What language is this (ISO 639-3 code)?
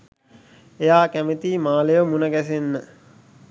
sin